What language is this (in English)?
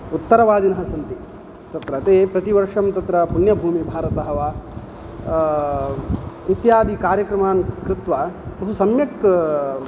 Sanskrit